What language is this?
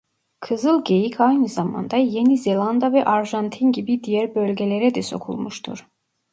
Turkish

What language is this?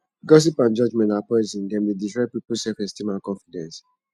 Nigerian Pidgin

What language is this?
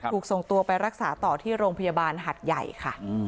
Thai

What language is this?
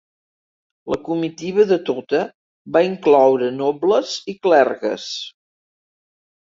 Catalan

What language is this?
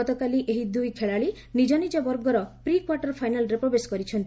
Odia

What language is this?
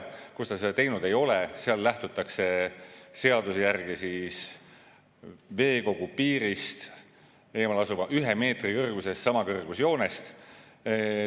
Estonian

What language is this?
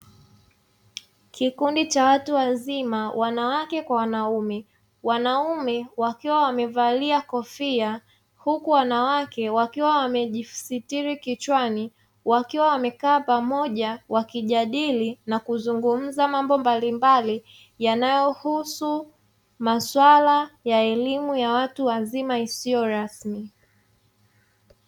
Swahili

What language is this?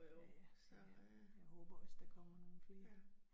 Danish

